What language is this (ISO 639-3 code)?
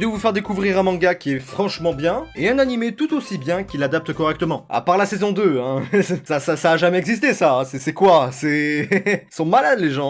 fra